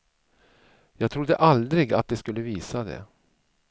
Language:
Swedish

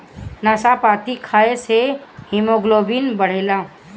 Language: Bhojpuri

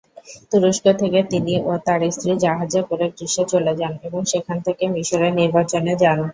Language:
Bangla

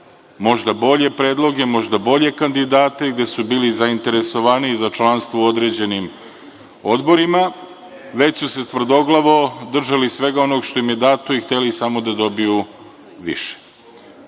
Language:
Serbian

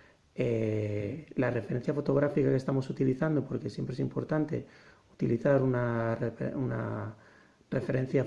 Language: Spanish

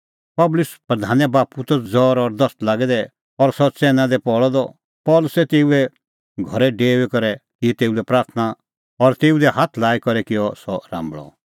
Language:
Kullu Pahari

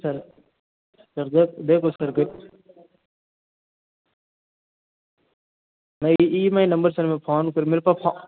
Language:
Hindi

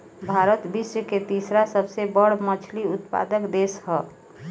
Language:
Bhojpuri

